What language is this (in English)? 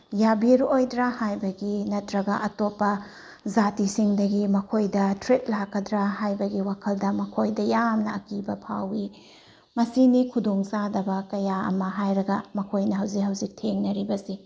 Manipuri